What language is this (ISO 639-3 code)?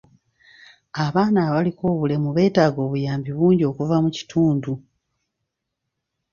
lug